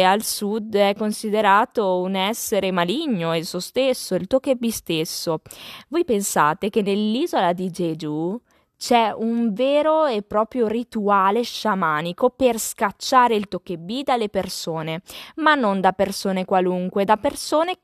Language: Italian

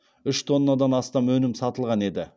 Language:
Kazakh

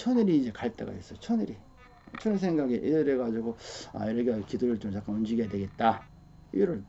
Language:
Korean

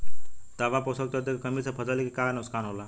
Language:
Bhojpuri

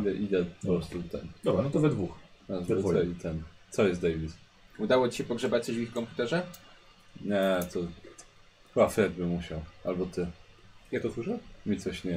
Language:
Polish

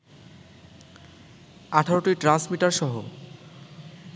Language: Bangla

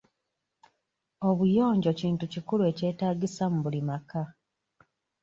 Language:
Ganda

